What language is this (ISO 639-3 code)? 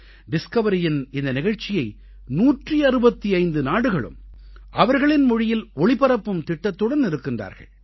tam